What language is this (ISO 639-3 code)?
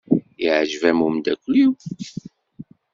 kab